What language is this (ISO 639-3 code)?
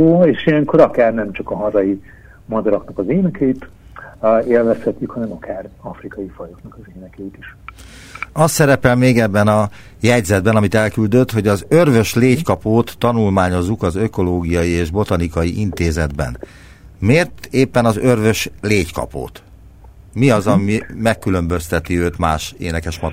hun